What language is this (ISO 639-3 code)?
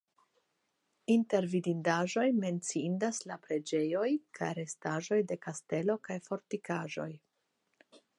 epo